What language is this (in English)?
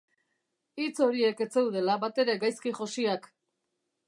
Basque